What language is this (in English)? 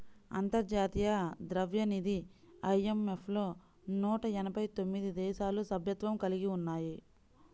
Telugu